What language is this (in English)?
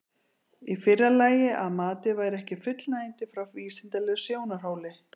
Icelandic